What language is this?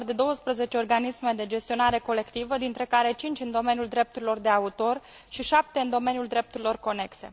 Romanian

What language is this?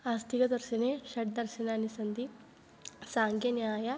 Sanskrit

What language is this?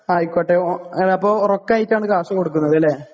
Malayalam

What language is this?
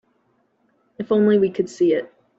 English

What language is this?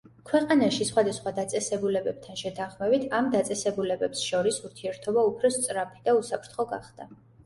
Georgian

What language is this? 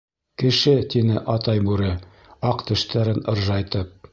Bashkir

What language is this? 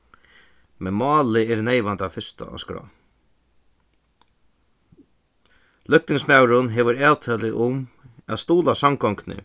Faroese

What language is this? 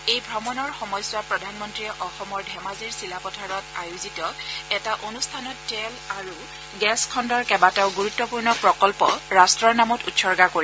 Assamese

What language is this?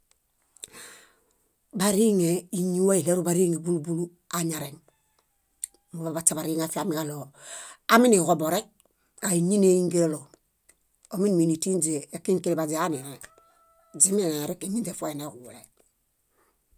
Bayot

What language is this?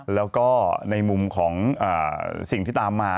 Thai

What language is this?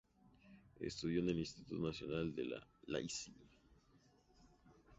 Spanish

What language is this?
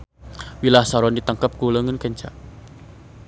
Sundanese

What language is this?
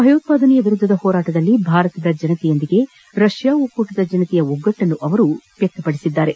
Kannada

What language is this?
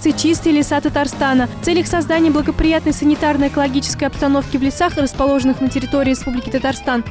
Russian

